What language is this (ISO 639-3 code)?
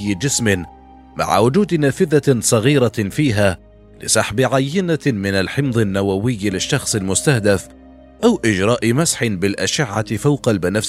ara